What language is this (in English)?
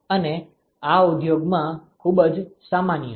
Gujarati